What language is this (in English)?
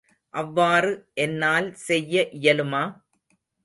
Tamil